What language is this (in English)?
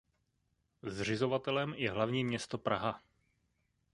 Czech